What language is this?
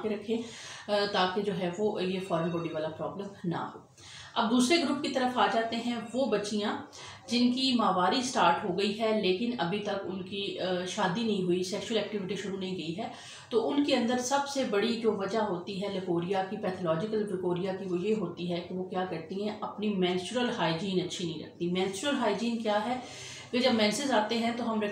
Italian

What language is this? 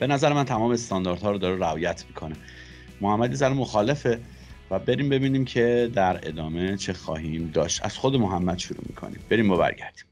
Persian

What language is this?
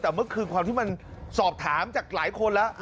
Thai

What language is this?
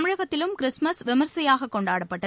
Tamil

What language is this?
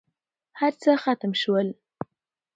Pashto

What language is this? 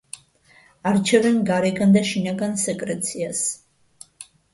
Georgian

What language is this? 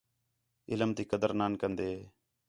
Khetrani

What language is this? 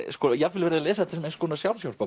Icelandic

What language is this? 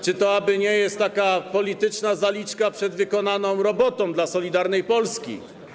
Polish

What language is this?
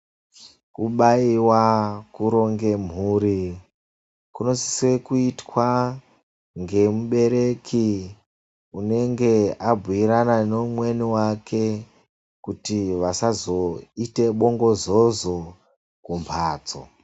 Ndau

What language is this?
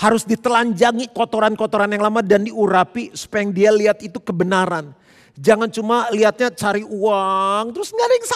Indonesian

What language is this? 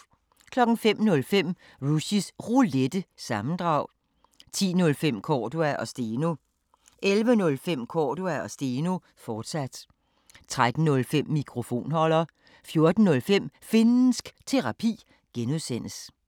Danish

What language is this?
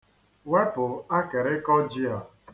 Igbo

